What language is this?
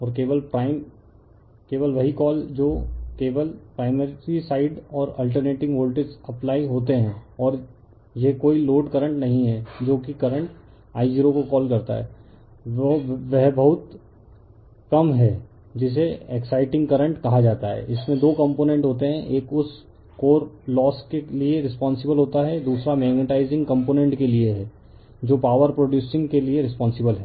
Hindi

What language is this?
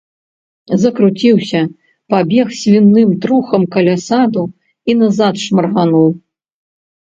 Belarusian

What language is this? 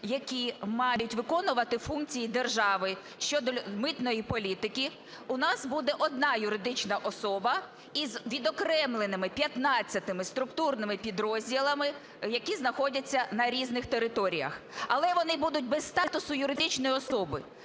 Ukrainian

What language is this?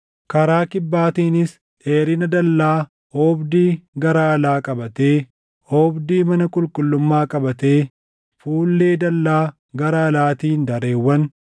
Oromo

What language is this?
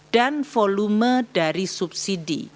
Indonesian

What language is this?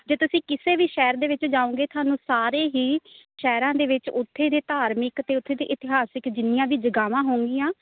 Punjabi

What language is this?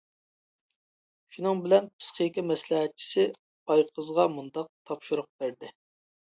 Uyghur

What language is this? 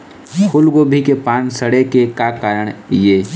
Chhattisgarhi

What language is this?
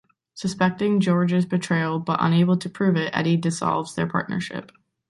English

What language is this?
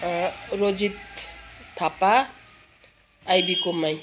Nepali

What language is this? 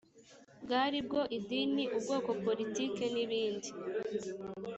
Kinyarwanda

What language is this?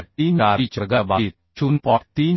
Marathi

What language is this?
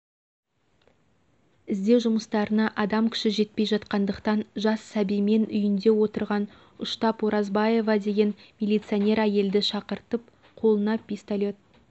Kazakh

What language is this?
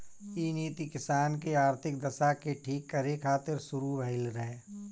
Bhojpuri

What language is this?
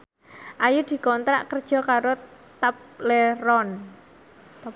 Javanese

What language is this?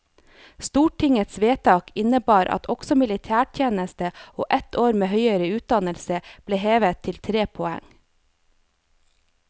Norwegian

